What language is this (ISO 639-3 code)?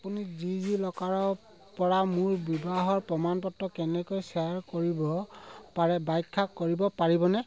asm